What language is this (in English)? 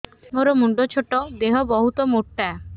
Odia